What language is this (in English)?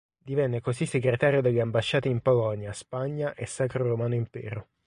Italian